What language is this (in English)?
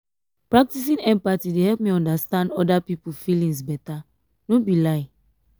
Nigerian Pidgin